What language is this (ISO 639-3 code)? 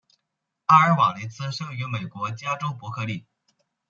zho